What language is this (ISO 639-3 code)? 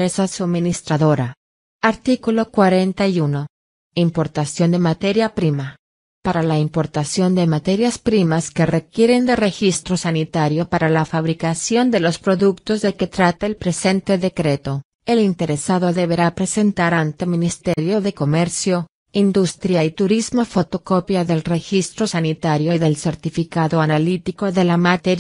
spa